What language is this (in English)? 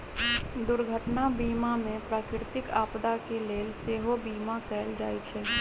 Magahi